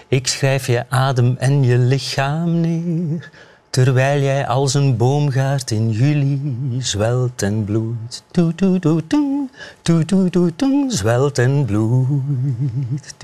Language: Dutch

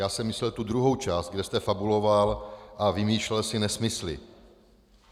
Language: Czech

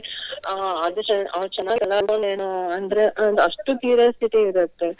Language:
Kannada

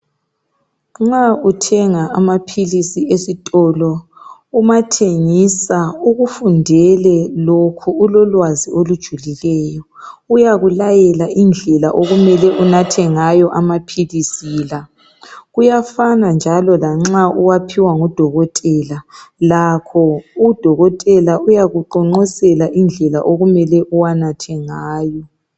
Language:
North Ndebele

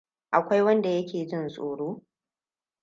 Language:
Hausa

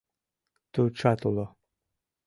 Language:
Mari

